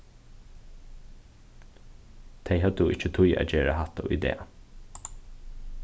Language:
Faroese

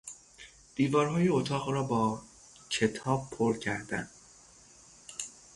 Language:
Persian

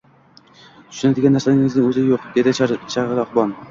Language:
Uzbek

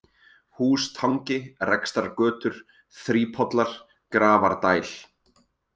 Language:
Icelandic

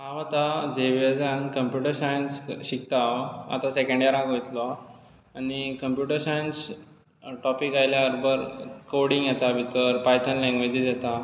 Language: Konkani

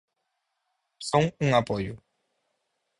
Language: Galician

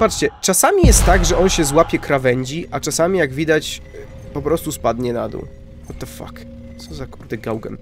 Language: Polish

